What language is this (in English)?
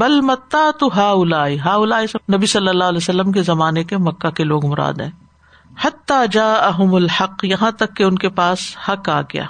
Urdu